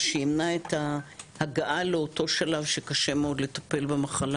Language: Hebrew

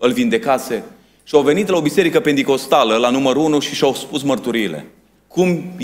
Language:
Romanian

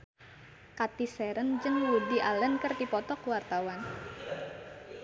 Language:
Sundanese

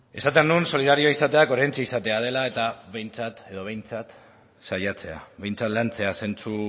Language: Basque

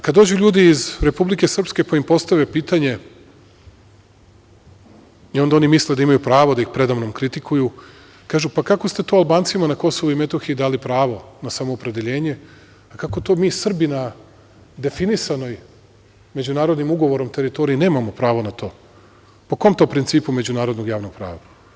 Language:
Serbian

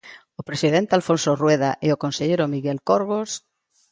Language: Galician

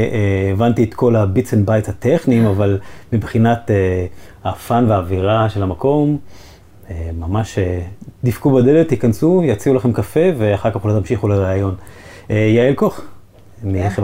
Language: Hebrew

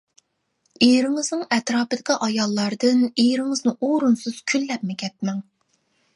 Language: Uyghur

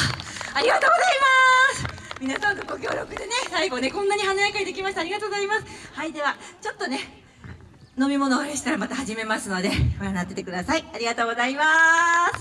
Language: Japanese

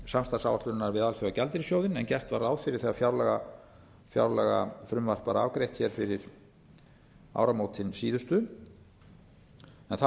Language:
Icelandic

